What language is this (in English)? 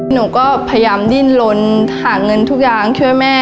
Thai